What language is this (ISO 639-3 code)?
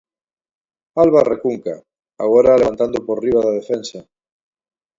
glg